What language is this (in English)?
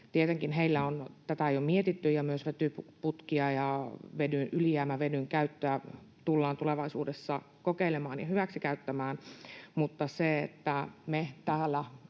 Finnish